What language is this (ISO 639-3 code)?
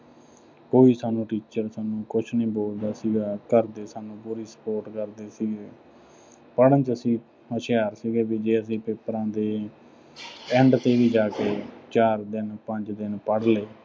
pan